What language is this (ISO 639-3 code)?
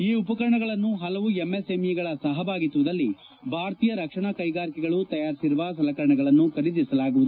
kan